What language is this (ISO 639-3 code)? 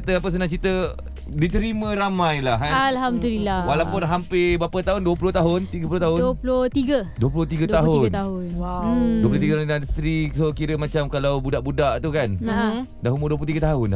msa